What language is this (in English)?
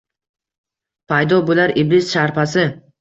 Uzbek